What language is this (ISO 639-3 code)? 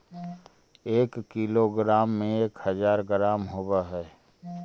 mag